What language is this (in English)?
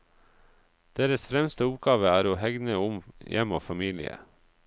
Norwegian